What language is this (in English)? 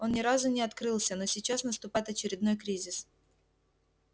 Russian